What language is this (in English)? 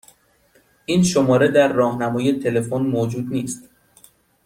Persian